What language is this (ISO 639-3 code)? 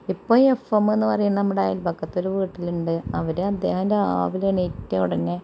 mal